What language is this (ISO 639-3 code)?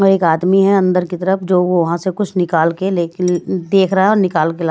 hin